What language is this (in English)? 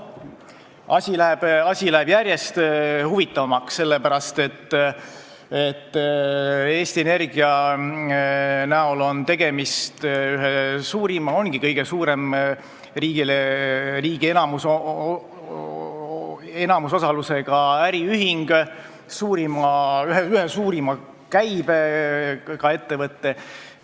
Estonian